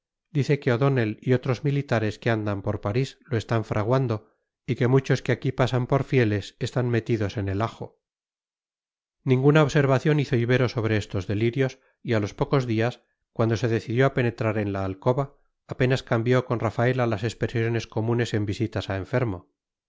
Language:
Spanish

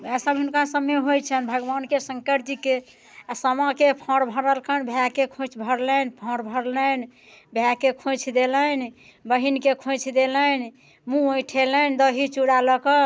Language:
Maithili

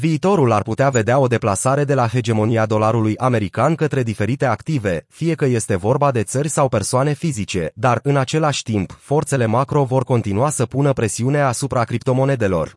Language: Romanian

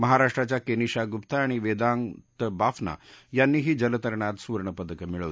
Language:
Marathi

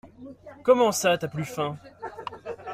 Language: French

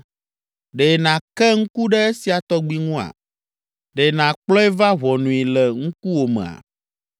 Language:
Ewe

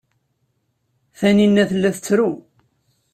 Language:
Kabyle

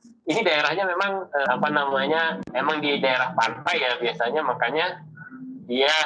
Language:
Indonesian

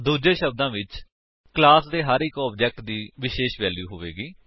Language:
Punjabi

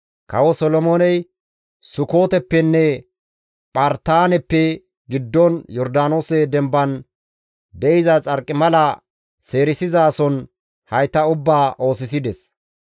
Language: Gamo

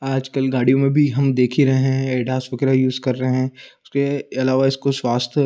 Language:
Hindi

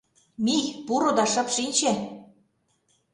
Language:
Mari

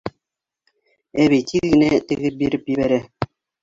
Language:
Bashkir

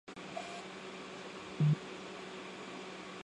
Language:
Chinese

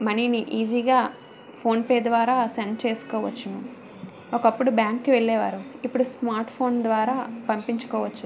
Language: Telugu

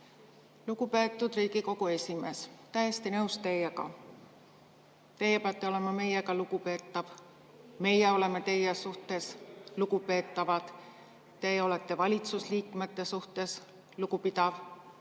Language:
Estonian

